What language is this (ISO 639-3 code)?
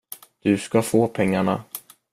swe